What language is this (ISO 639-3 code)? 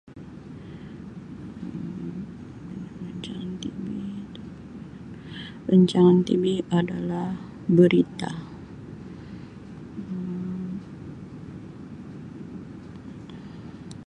msi